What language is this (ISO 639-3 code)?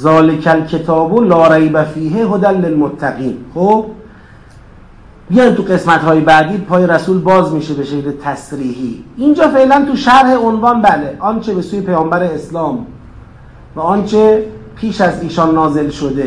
fas